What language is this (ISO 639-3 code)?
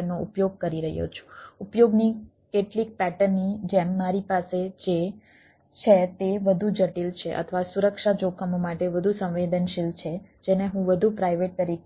guj